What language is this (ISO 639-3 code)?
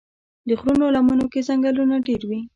pus